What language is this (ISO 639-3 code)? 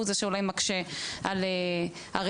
heb